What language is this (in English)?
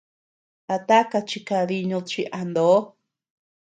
Tepeuxila Cuicatec